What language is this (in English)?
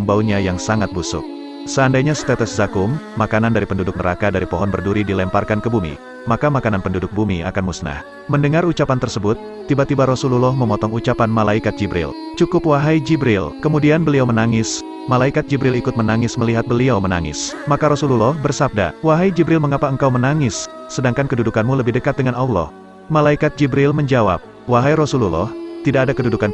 Indonesian